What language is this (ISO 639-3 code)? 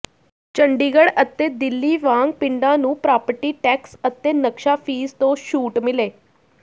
pan